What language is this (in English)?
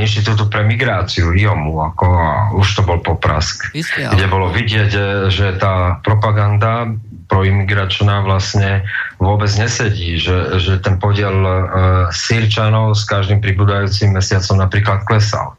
Slovak